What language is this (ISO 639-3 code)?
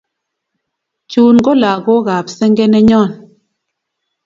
kln